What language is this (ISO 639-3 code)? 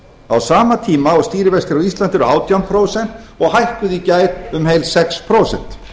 isl